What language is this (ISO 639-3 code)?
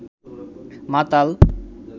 ben